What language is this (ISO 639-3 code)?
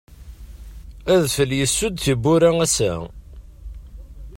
kab